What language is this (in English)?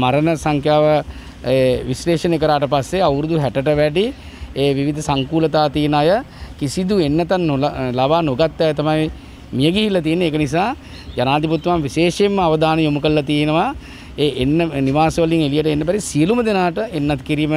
Indonesian